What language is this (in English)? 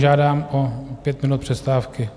Czech